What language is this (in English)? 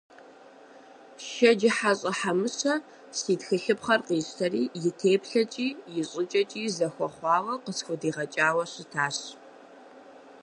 Kabardian